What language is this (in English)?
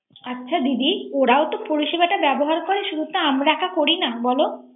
Bangla